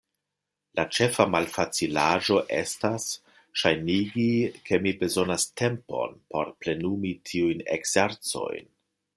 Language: Esperanto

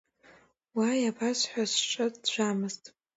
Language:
Abkhazian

